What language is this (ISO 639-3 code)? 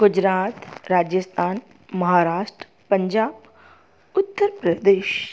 snd